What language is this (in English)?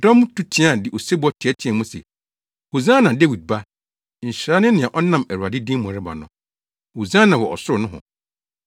Akan